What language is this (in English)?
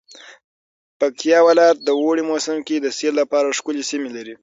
Pashto